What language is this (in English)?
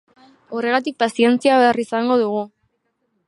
Basque